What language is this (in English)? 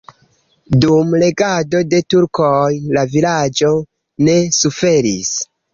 Esperanto